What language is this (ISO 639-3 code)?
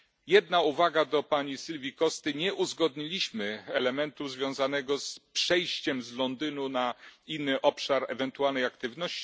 pol